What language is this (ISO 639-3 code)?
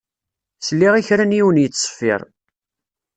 kab